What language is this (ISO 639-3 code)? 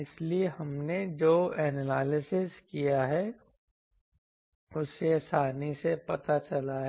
hin